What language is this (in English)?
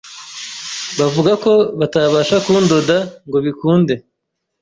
Kinyarwanda